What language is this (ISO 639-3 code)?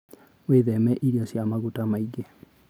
kik